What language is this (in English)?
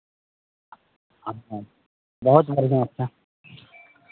Maithili